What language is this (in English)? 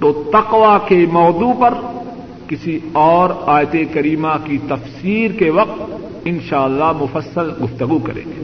Urdu